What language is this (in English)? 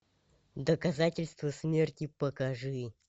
Russian